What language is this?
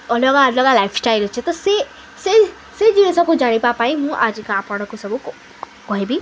Odia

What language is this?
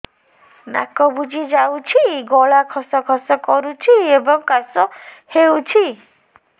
Odia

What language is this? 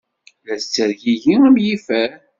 Kabyle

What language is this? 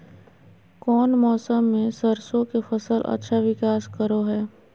Magahi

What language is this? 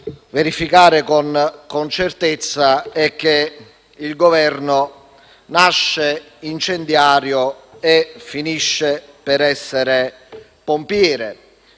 Italian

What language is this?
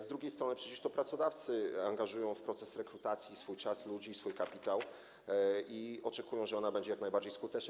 Polish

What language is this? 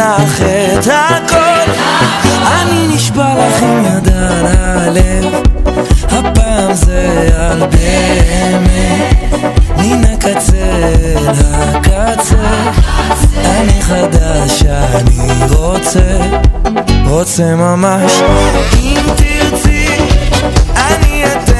Hebrew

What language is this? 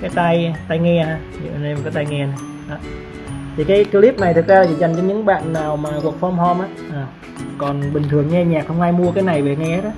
Vietnamese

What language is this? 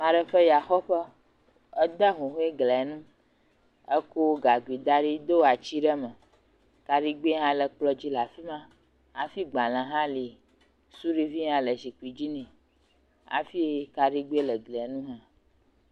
Ewe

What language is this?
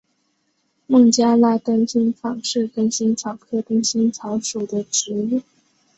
Chinese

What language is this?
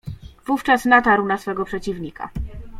Polish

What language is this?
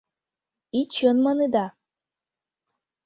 Mari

